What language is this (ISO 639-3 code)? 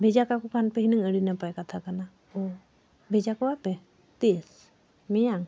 sat